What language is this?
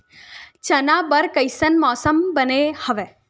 Chhattisgarhi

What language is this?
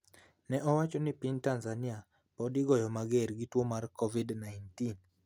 Luo (Kenya and Tanzania)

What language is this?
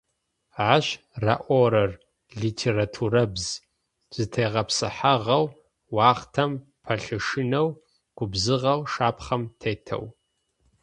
Adyghe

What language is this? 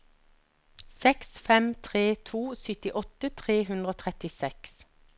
Norwegian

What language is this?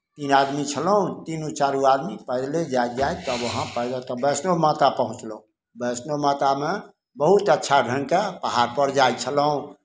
Maithili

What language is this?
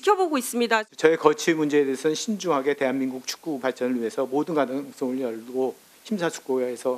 Korean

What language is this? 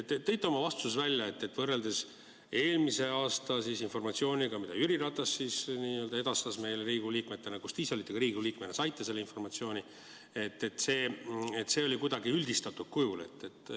Estonian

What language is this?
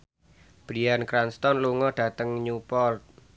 Javanese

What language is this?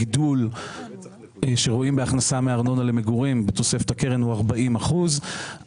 Hebrew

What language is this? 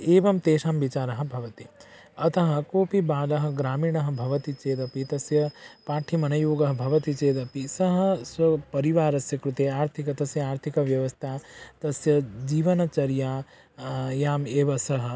Sanskrit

